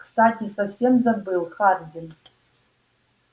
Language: Russian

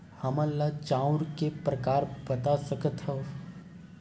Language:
Chhattisgarhi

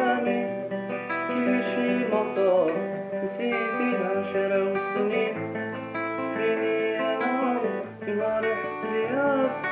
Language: French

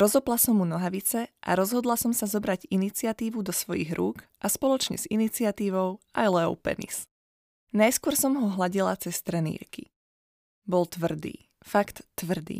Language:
Slovak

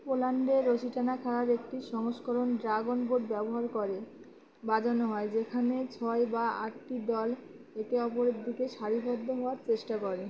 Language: Bangla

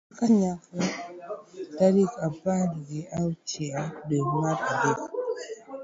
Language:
Luo (Kenya and Tanzania)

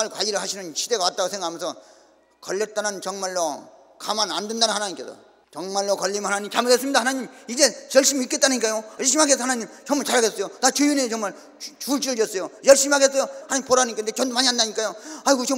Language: Korean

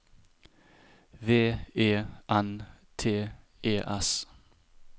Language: Norwegian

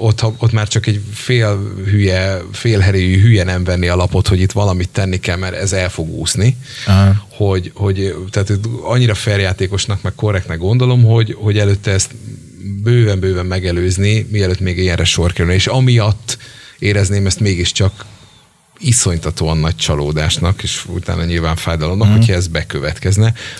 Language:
Hungarian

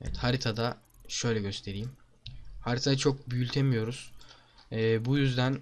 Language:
Turkish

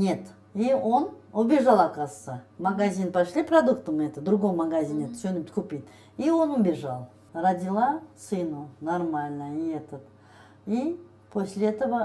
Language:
Russian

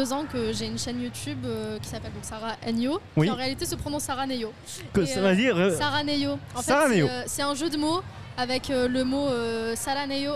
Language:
French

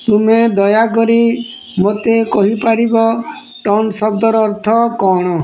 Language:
Odia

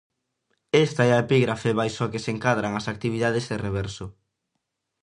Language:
Galician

